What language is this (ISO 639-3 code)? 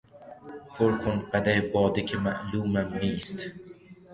fas